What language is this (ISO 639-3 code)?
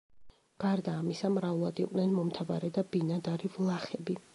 kat